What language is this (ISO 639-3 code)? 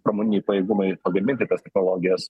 lit